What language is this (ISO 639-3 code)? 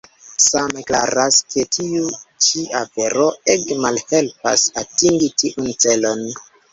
epo